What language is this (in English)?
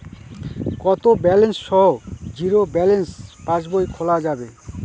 Bangla